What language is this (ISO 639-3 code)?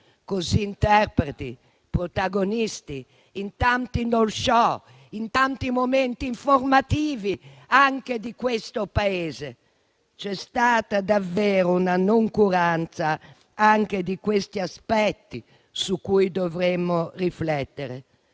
ita